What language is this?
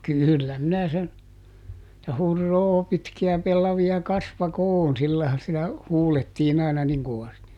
Finnish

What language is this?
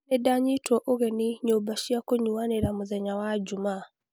Kikuyu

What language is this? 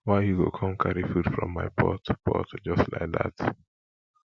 Nigerian Pidgin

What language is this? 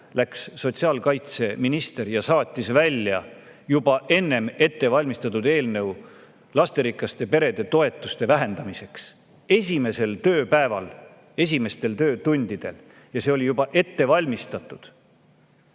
Estonian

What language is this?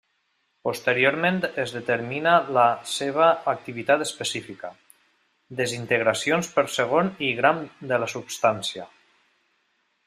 Catalan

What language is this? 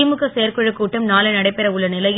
Tamil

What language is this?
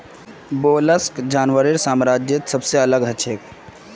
Magahi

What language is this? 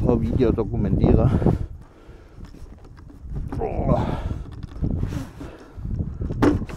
German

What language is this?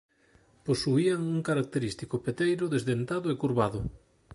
Galician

